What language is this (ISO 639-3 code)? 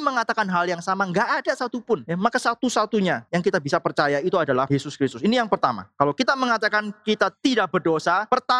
ind